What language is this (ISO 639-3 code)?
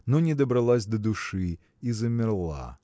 rus